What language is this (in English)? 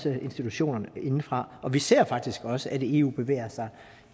Danish